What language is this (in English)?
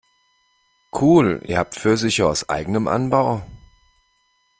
German